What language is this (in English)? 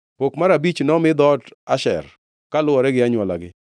Luo (Kenya and Tanzania)